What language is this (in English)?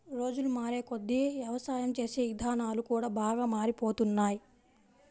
Telugu